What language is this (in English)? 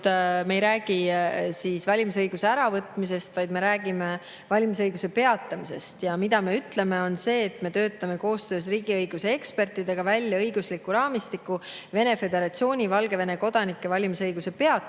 Estonian